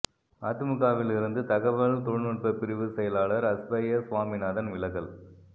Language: Tamil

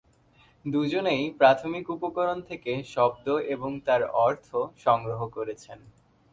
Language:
Bangla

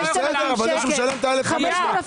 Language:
Hebrew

